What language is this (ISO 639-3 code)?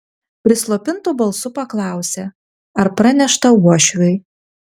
lit